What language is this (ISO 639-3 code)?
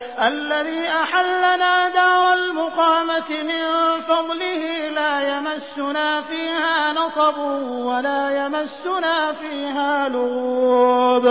ara